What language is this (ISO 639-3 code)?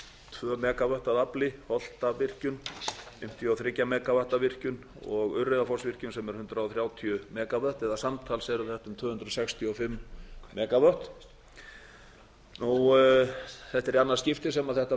isl